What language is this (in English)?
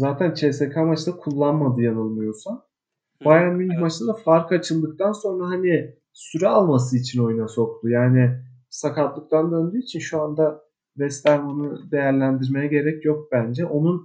Turkish